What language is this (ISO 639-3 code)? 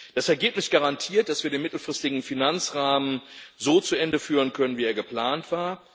deu